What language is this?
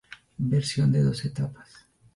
Spanish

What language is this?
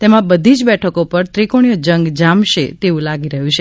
Gujarati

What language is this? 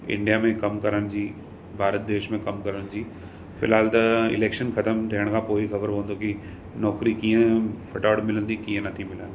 Sindhi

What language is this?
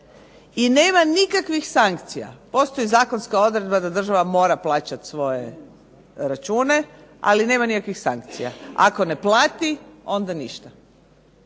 Croatian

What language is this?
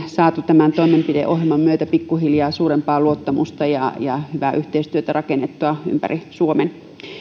Finnish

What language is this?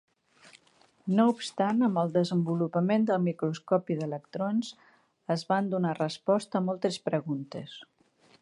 Catalan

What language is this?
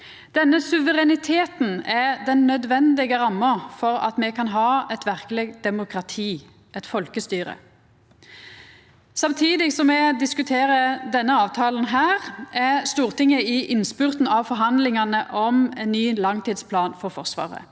Norwegian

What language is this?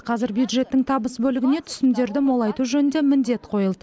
Kazakh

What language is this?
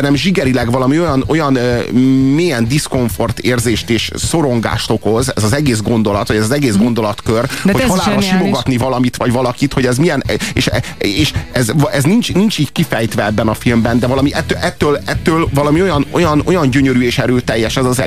Hungarian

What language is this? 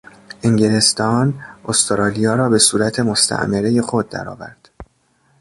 Persian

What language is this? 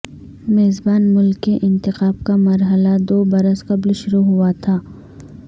Urdu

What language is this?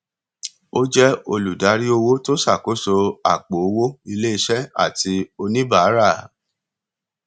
Yoruba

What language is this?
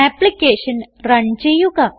Malayalam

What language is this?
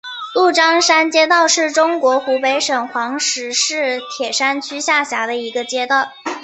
Chinese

